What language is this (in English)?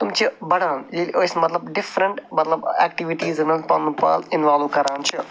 Kashmiri